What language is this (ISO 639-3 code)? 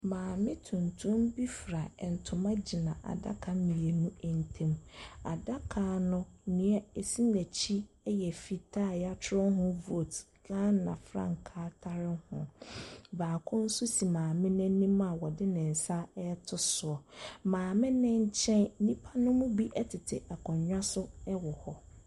aka